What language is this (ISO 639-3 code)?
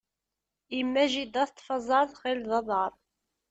kab